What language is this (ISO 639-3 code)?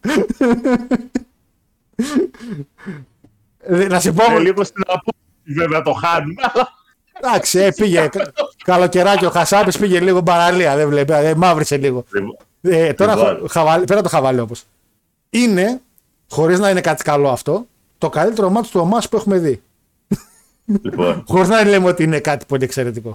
ell